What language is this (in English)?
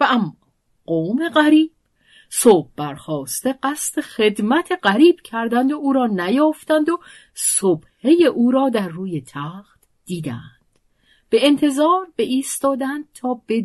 Persian